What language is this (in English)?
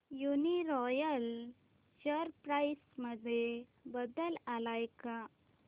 Marathi